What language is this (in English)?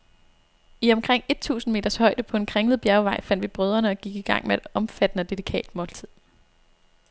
Danish